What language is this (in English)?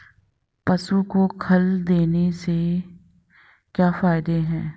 Hindi